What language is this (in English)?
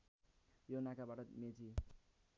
Nepali